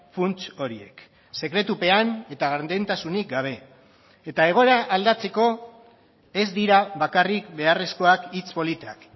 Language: Basque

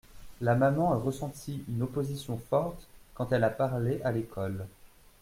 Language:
French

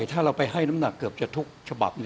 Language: Thai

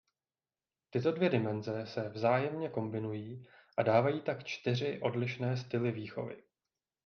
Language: Czech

